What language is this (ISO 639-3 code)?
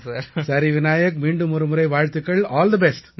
tam